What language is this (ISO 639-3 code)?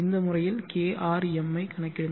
tam